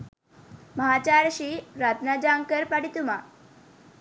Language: Sinhala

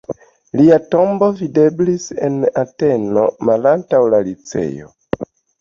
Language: Esperanto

